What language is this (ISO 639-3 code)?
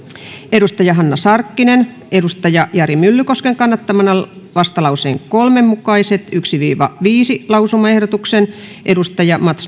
fin